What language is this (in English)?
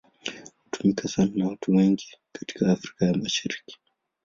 Swahili